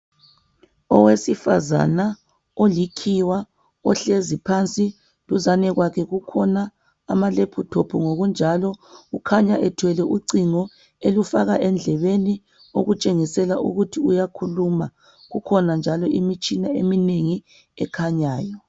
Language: North Ndebele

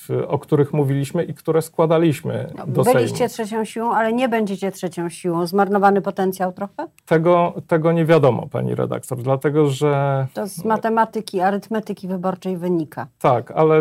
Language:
Polish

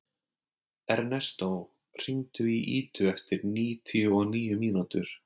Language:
Icelandic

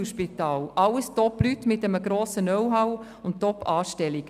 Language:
Swiss German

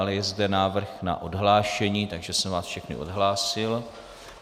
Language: Czech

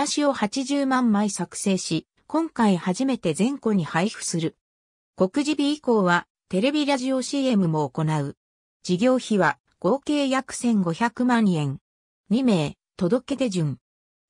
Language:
Japanese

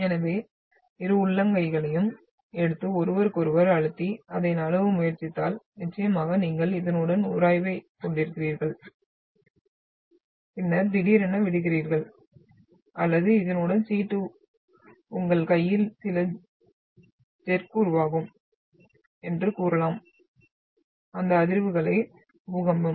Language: Tamil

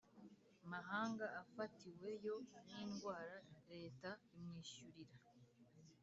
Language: Kinyarwanda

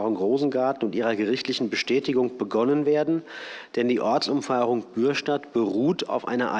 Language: German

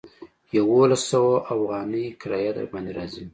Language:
Pashto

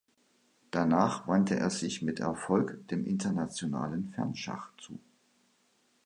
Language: German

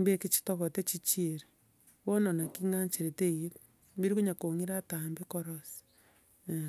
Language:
Gusii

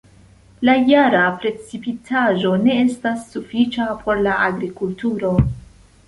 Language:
Esperanto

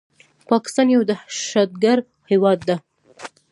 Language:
Pashto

